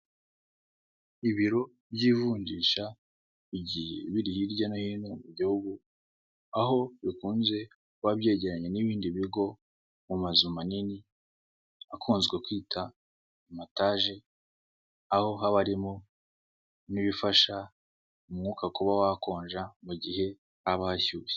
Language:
Kinyarwanda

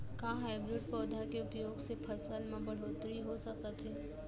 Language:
Chhattisgarhi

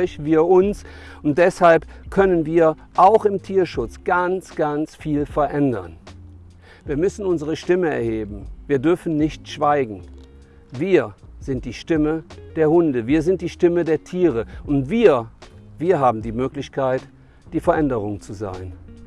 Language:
German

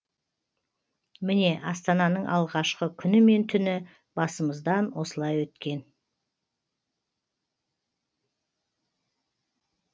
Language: Kazakh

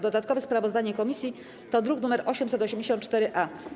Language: Polish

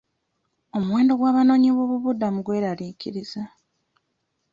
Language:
Ganda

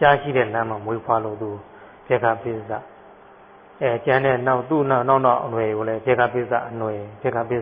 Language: Thai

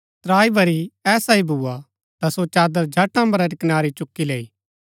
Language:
Gaddi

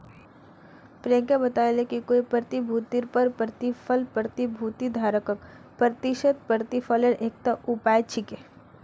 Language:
Magahi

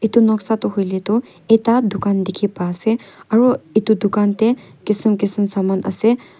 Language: Naga Pidgin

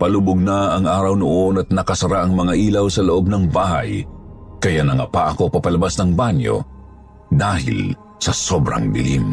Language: Filipino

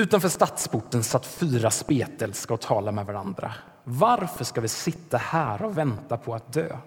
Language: Swedish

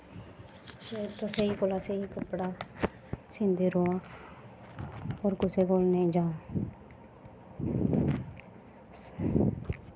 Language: Dogri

